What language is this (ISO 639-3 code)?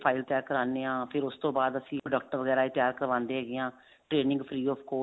pan